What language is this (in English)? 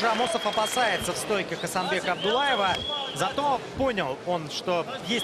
Russian